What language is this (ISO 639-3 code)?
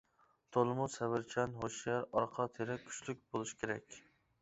uig